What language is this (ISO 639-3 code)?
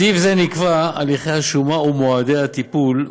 heb